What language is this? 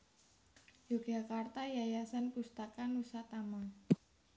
Javanese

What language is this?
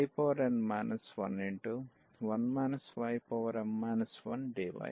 Telugu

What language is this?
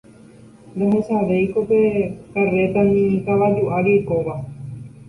Guarani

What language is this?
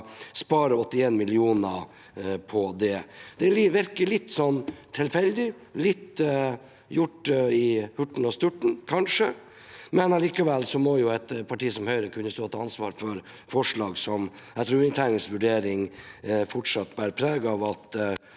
Norwegian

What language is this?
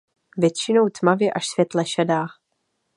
Czech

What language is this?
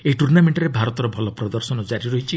Odia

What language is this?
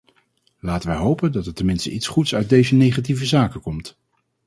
Dutch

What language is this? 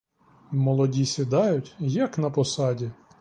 Ukrainian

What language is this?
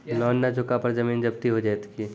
Maithili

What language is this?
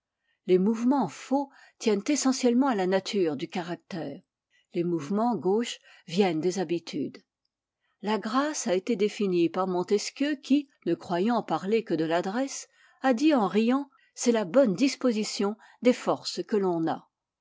French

